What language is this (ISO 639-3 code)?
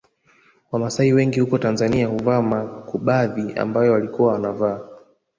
swa